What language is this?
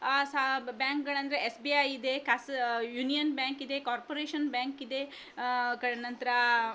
Kannada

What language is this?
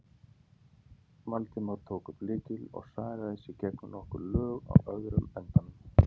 Icelandic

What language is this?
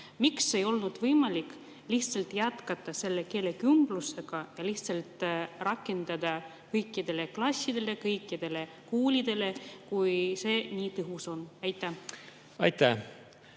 Estonian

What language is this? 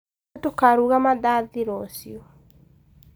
Kikuyu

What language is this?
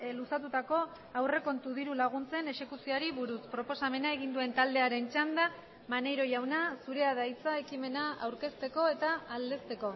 Basque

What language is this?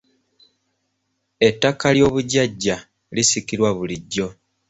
Ganda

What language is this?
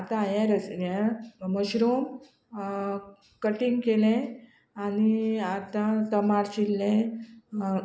Konkani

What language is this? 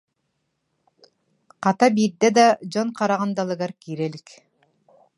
Yakut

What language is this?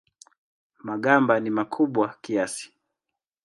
Swahili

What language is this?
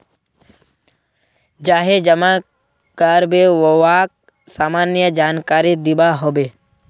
Magahi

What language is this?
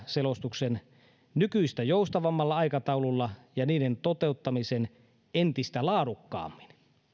Finnish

